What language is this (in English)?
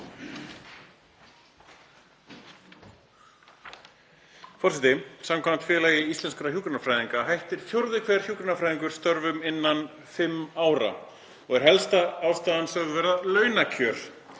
Icelandic